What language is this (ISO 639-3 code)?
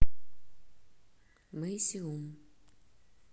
rus